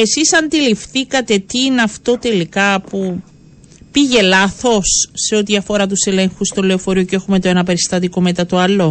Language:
Greek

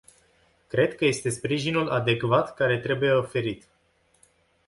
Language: Romanian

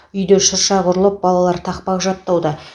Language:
Kazakh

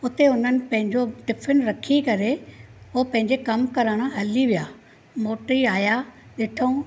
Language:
Sindhi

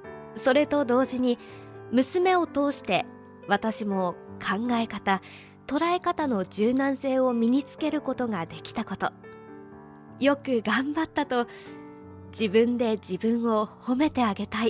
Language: Japanese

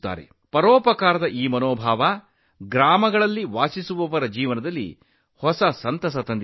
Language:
Kannada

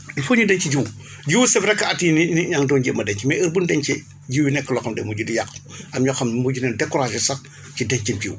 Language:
Wolof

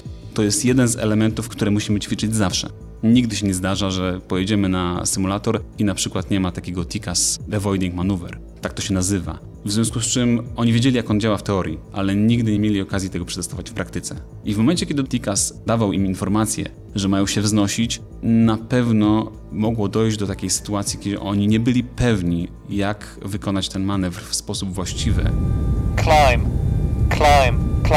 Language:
Polish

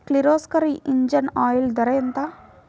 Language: Telugu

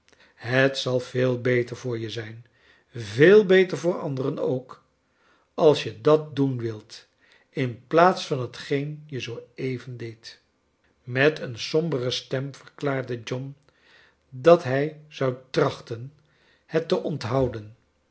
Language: Dutch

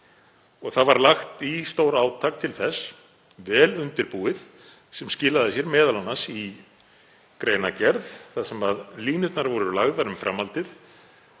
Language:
Icelandic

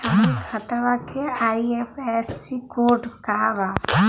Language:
Bhojpuri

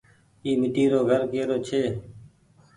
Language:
Goaria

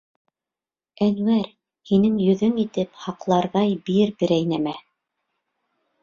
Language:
Bashkir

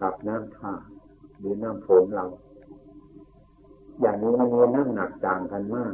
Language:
Thai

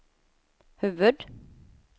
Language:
Swedish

